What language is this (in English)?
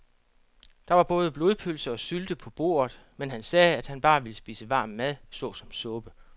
Danish